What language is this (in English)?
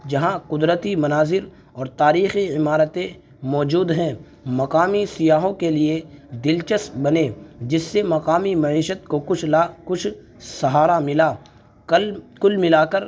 Urdu